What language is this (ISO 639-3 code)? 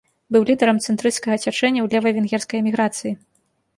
bel